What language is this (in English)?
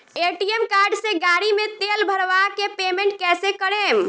Bhojpuri